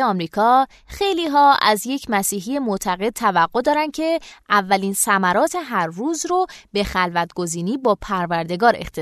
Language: Persian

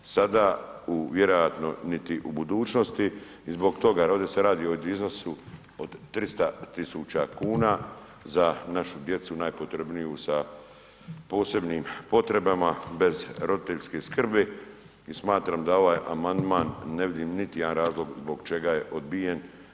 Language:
Croatian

